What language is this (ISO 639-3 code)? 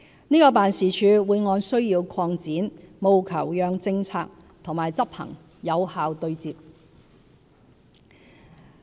yue